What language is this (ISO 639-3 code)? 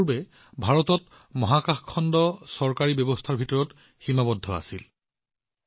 asm